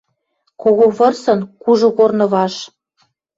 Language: Western Mari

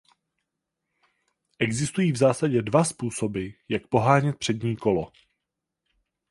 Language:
Czech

